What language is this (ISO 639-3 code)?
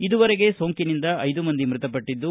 kan